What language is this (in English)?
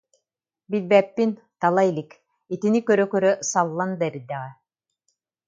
Yakut